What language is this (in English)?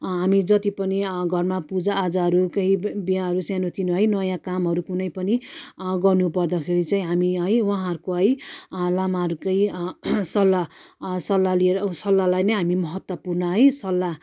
Nepali